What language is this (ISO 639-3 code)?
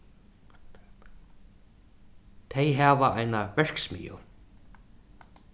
fao